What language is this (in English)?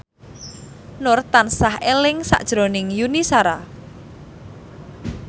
Javanese